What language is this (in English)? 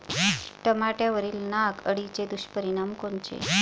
Marathi